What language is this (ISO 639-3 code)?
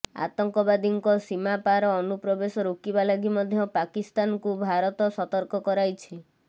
ori